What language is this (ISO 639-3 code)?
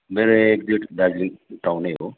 nep